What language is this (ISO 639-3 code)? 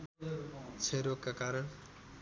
nep